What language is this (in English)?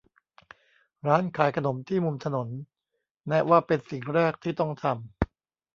Thai